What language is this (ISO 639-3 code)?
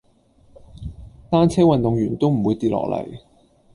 yue